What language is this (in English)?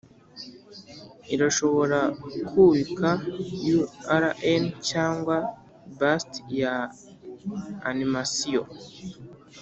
Kinyarwanda